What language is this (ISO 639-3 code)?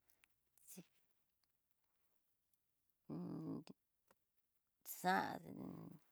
mtx